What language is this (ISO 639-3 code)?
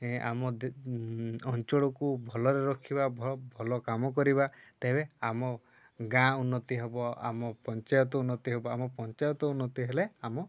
ori